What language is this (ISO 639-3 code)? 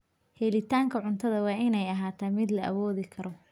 som